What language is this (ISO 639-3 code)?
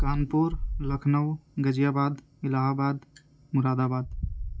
urd